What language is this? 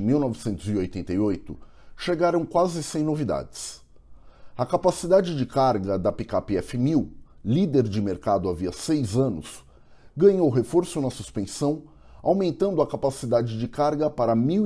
Portuguese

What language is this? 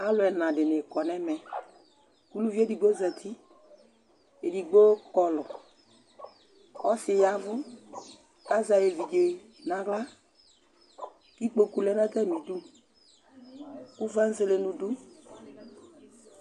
Ikposo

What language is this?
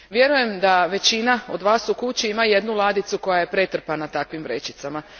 Croatian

